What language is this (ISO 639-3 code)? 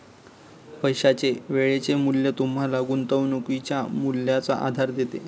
mar